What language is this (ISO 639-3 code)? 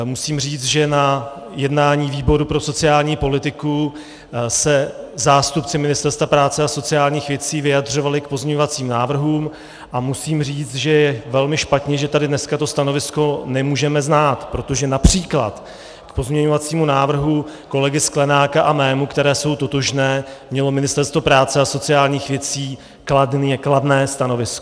ces